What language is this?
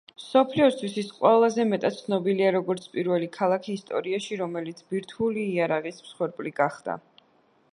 Georgian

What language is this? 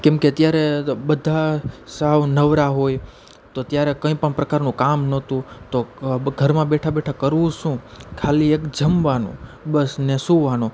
Gujarati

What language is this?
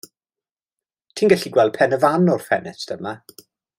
Welsh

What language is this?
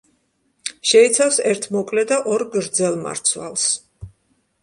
Georgian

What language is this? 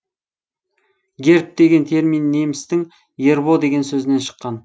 Kazakh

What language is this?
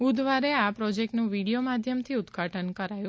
Gujarati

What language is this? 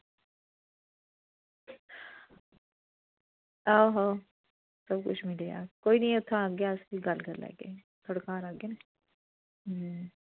Dogri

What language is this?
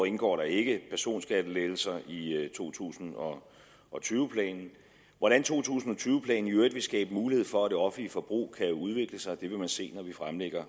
Danish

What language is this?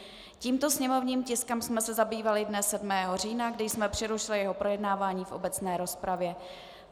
Czech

